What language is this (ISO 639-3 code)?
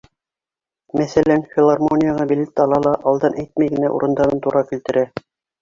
bak